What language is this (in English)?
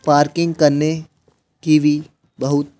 Hindi